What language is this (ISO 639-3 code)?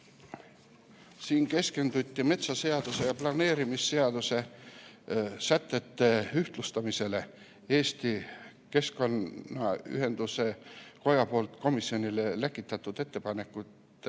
est